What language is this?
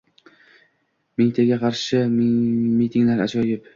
Uzbek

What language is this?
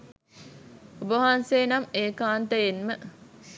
Sinhala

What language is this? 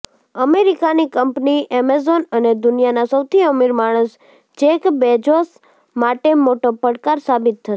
Gujarati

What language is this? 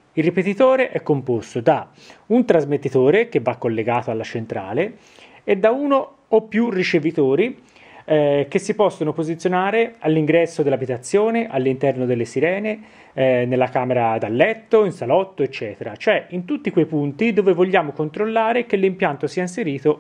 Italian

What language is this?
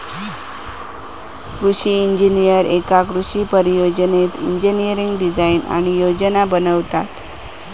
Marathi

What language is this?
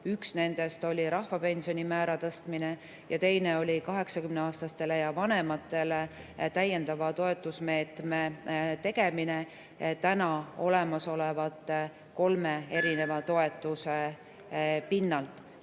Estonian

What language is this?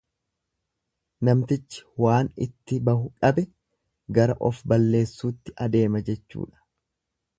Oromo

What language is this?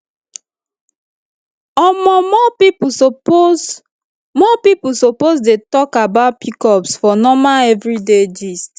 Nigerian Pidgin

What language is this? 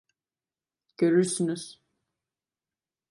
Turkish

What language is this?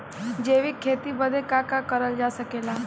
Bhojpuri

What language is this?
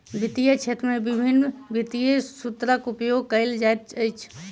Maithili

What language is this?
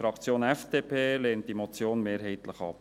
Swiss German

